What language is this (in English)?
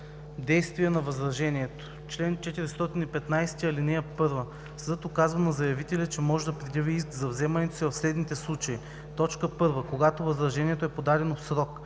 Bulgarian